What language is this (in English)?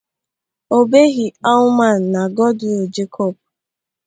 Igbo